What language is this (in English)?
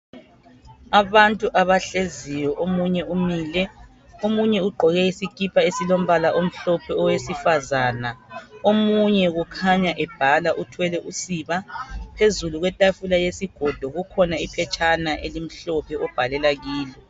North Ndebele